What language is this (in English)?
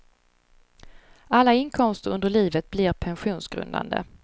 Swedish